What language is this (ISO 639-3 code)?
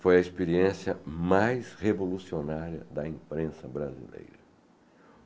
por